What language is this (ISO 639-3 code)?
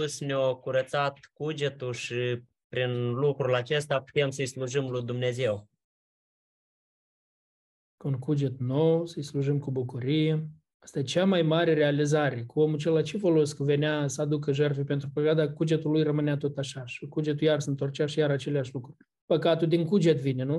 ron